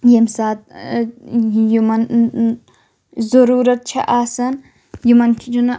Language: Kashmiri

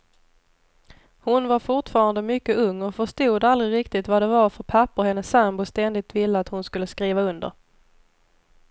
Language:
Swedish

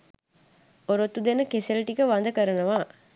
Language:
Sinhala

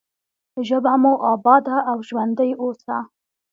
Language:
Pashto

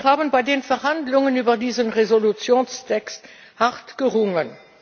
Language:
German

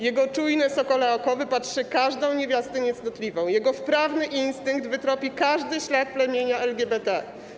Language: Polish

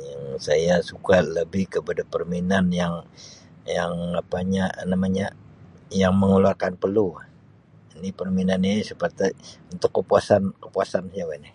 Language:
Sabah Malay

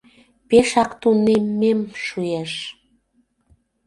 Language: Mari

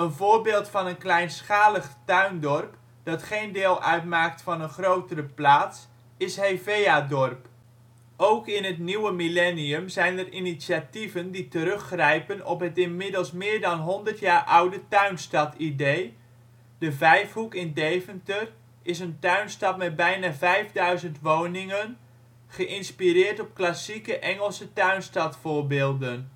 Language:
Dutch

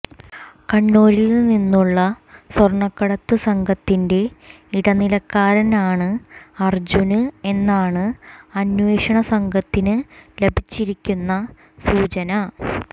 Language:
Malayalam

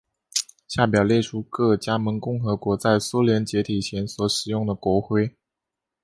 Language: Chinese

